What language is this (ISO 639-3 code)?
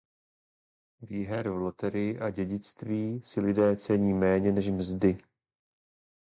ces